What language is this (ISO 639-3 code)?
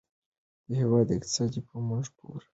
pus